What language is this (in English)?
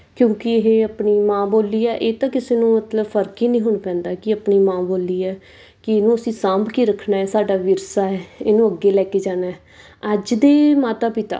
Punjabi